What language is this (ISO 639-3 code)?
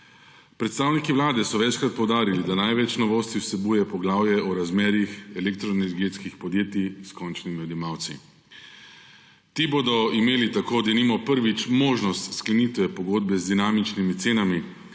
slv